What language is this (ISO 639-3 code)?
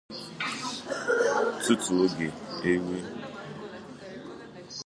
ibo